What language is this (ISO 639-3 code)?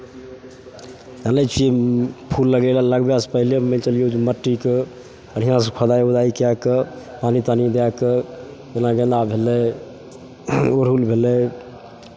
mai